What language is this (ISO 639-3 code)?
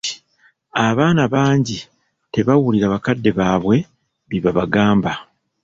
lug